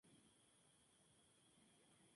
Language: Spanish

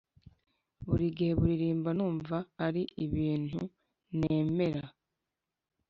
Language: Kinyarwanda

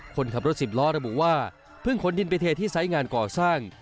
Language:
Thai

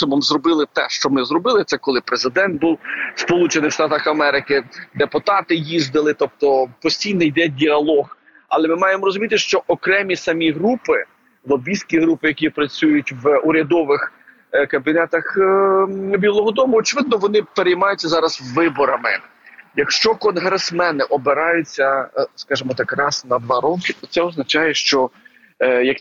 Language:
Ukrainian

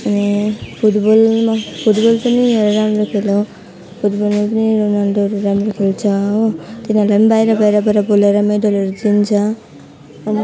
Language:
Nepali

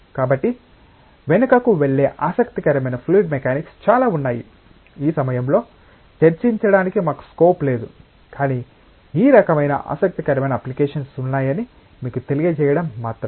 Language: Telugu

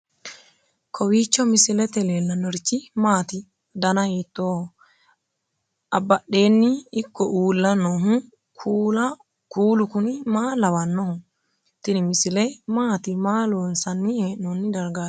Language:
Sidamo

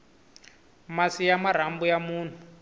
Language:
Tsonga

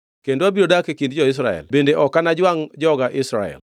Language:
Luo (Kenya and Tanzania)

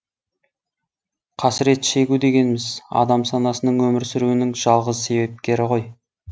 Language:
Kazakh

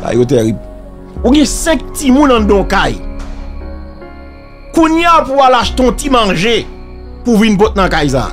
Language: French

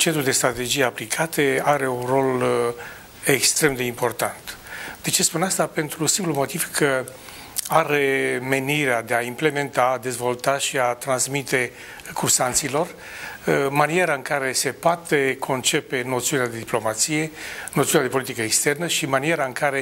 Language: Romanian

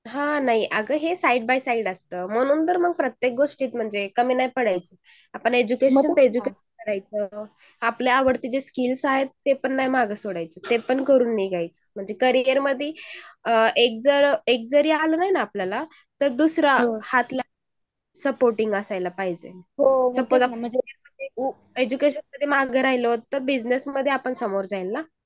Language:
Marathi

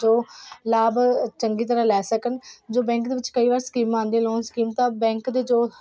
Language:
Punjabi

